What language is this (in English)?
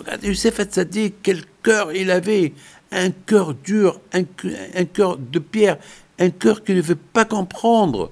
French